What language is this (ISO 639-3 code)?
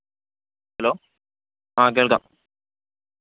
mal